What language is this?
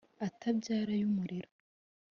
Kinyarwanda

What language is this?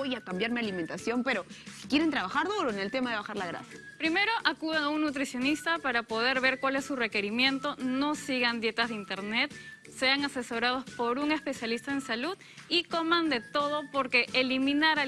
Spanish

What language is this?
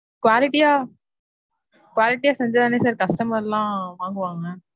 Tamil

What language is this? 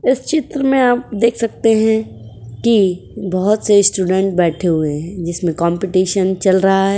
Hindi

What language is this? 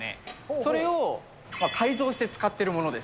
Japanese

